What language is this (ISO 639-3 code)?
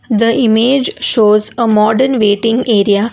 eng